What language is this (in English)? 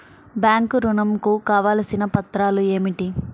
Telugu